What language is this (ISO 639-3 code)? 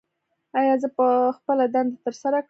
pus